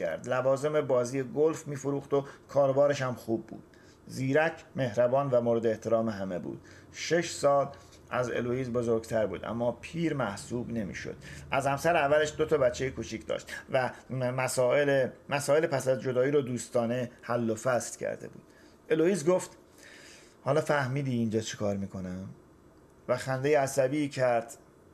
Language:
Persian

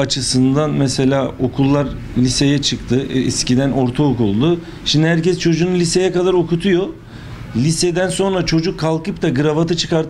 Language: Turkish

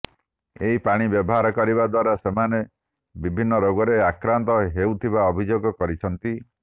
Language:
Odia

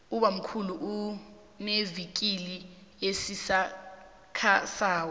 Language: South Ndebele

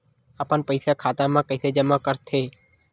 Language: Chhattisgarhi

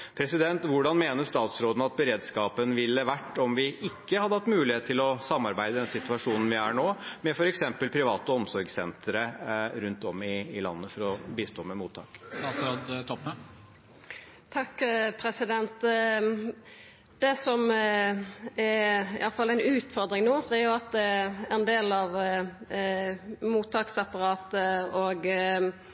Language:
Norwegian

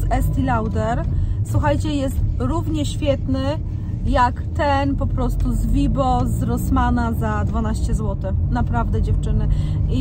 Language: Polish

